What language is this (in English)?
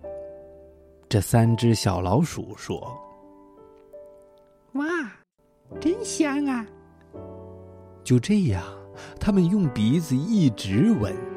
Chinese